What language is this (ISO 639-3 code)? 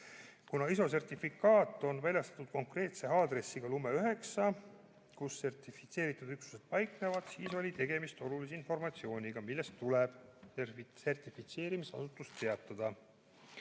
est